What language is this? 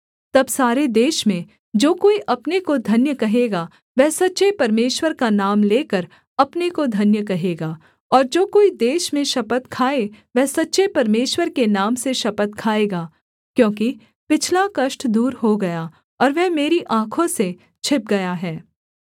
Hindi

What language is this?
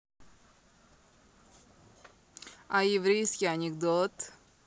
Russian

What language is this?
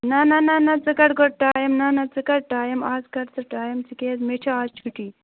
Kashmiri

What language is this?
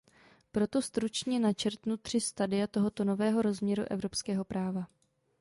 Czech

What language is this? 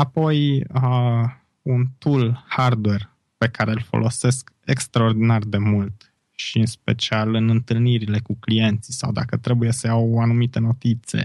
Romanian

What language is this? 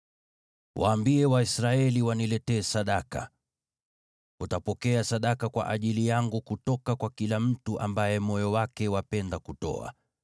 Swahili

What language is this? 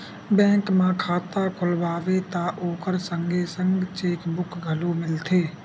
Chhattisgarhi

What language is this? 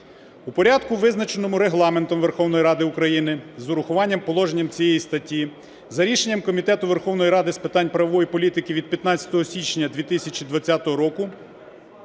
Ukrainian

